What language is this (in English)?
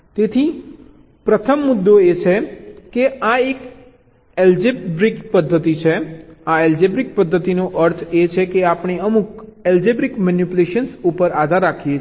Gujarati